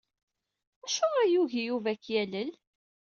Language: Kabyle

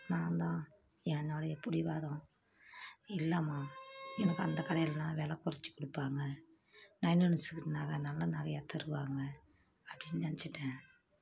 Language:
Tamil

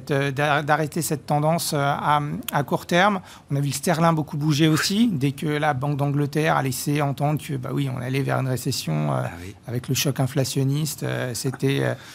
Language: French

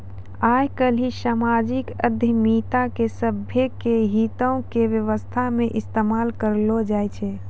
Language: Maithili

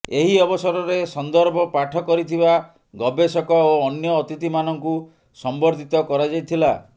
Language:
Odia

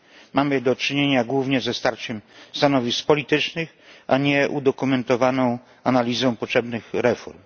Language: Polish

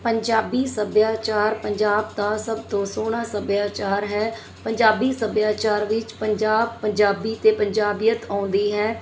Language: Punjabi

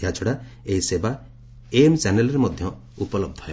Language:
Odia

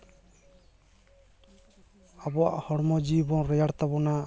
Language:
Santali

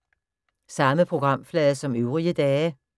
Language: Danish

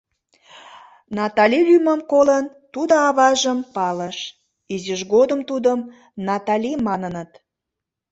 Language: Mari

